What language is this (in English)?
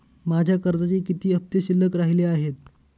Marathi